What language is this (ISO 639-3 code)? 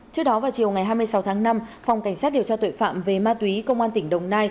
vie